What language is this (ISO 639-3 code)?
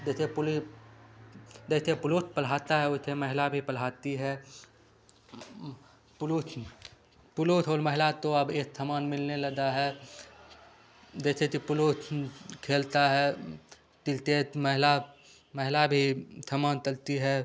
hin